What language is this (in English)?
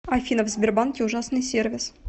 Russian